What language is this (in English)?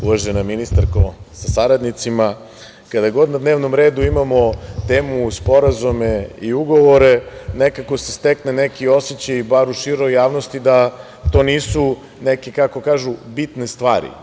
Serbian